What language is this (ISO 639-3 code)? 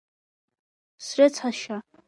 abk